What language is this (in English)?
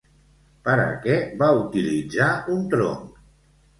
Catalan